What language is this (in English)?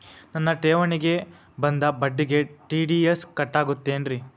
Kannada